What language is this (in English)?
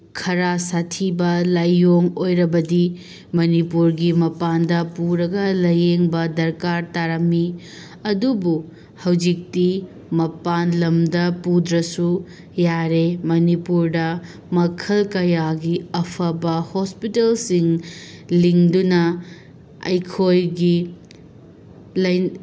Manipuri